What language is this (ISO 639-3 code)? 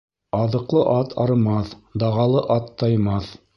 bak